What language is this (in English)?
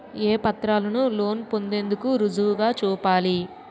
Telugu